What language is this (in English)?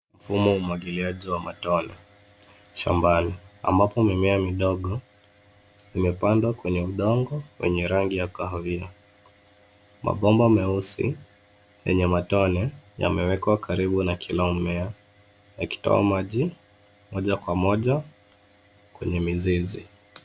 Swahili